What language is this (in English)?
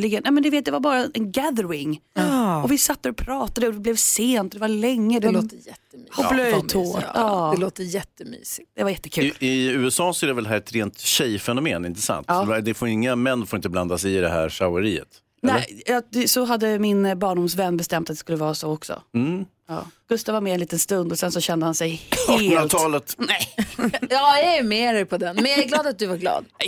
Swedish